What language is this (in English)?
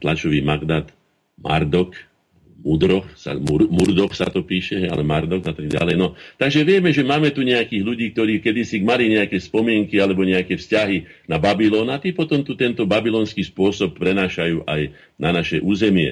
Slovak